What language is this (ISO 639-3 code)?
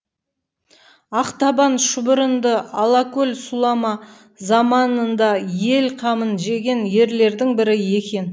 kaz